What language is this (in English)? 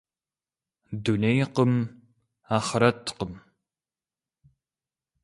Kabardian